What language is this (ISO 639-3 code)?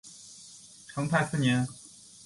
zho